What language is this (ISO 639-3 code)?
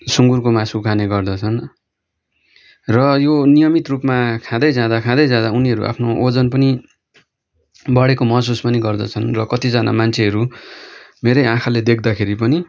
nep